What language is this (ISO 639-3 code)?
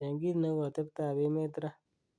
kln